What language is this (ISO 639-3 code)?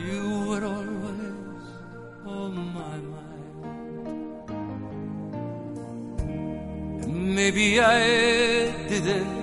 kor